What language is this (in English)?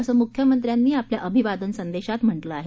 Marathi